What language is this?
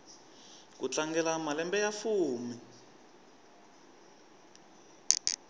Tsonga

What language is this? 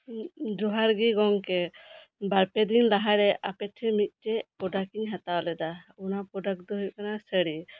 Santali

